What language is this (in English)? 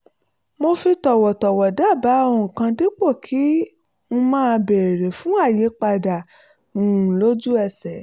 Yoruba